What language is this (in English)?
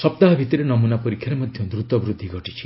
Odia